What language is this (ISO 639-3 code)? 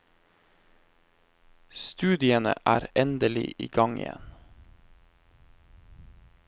nor